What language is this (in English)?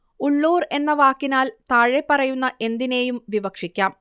Malayalam